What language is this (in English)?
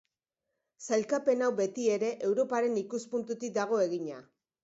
Basque